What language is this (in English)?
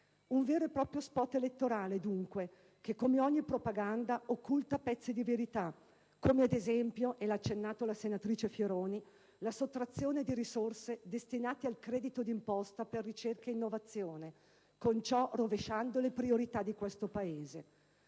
Italian